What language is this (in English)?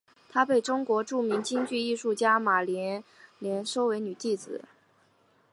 Chinese